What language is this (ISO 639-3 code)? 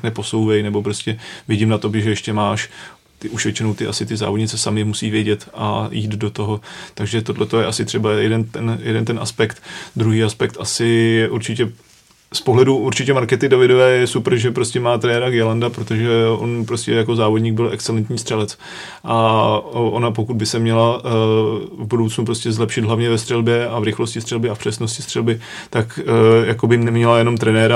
ces